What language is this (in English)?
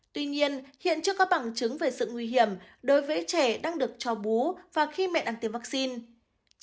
Vietnamese